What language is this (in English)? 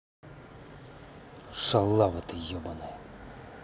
Russian